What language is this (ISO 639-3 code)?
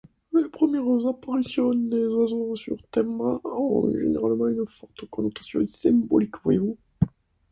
fra